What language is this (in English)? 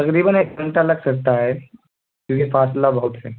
Urdu